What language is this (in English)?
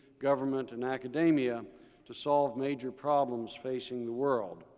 English